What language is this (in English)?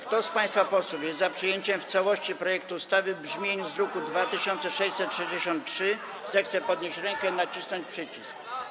Polish